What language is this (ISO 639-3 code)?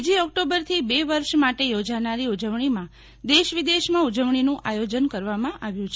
guj